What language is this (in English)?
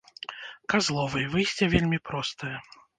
Belarusian